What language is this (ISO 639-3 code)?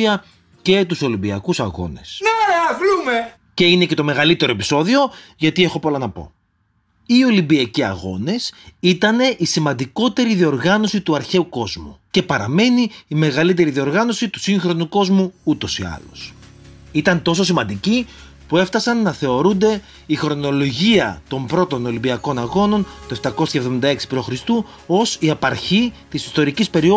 ell